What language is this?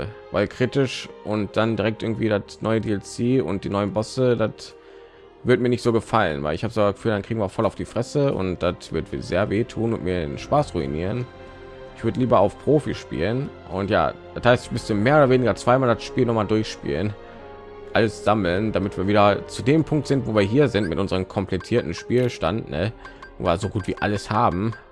German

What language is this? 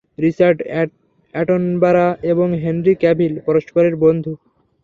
Bangla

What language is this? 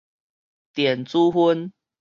Min Nan Chinese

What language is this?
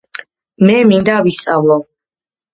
Georgian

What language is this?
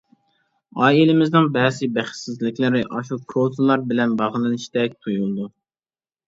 Uyghur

